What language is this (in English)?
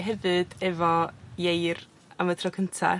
Welsh